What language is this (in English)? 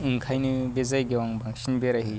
Bodo